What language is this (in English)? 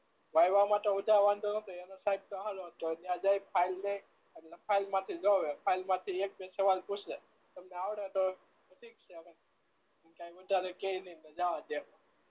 Gujarati